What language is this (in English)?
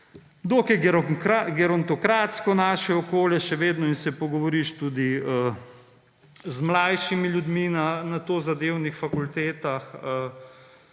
Slovenian